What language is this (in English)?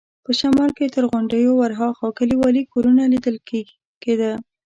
Pashto